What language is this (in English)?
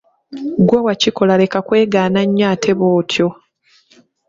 Ganda